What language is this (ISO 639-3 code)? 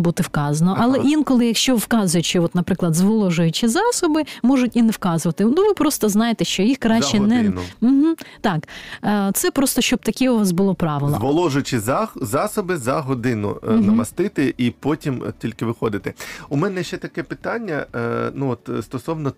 ukr